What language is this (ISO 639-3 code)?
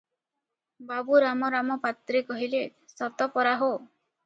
ori